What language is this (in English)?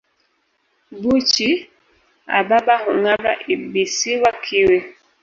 Swahili